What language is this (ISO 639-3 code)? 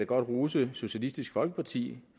dan